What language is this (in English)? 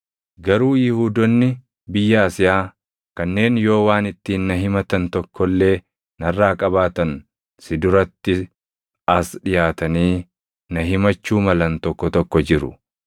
Oromo